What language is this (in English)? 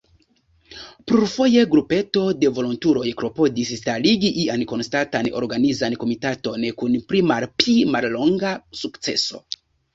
Esperanto